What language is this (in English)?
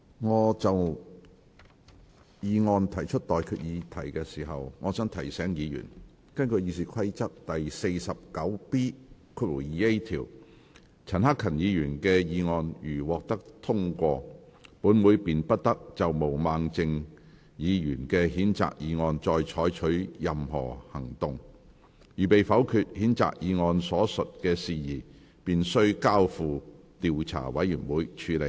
Cantonese